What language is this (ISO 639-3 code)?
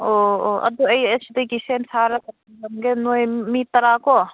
mni